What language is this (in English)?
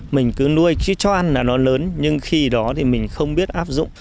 Vietnamese